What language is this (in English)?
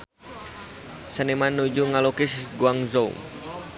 Sundanese